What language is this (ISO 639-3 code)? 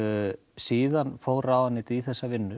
isl